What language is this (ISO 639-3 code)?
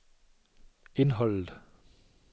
dan